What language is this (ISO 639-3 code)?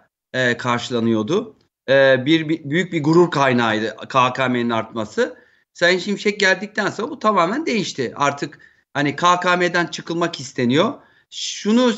tur